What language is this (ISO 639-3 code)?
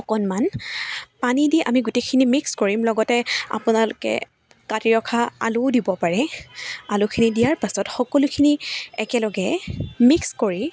asm